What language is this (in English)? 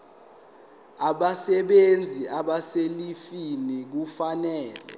Zulu